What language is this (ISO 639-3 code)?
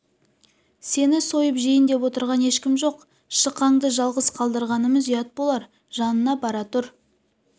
kaz